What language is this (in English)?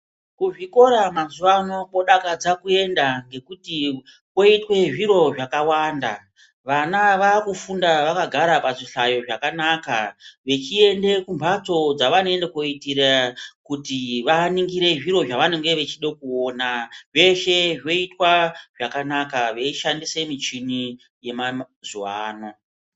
Ndau